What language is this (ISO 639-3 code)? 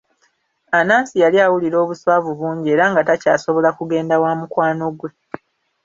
lug